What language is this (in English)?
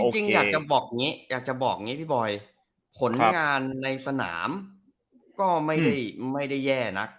Thai